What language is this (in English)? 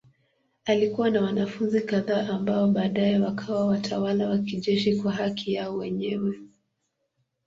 Swahili